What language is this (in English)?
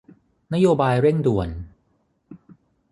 Thai